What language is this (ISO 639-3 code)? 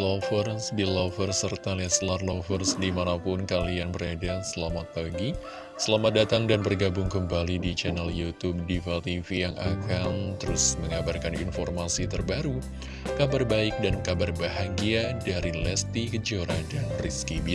ind